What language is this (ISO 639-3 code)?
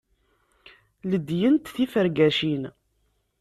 kab